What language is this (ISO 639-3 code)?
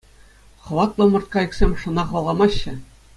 chv